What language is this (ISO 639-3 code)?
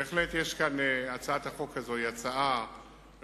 heb